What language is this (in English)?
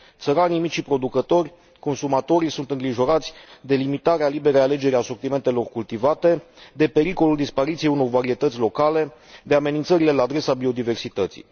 Romanian